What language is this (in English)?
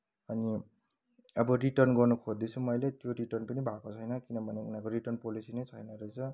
Nepali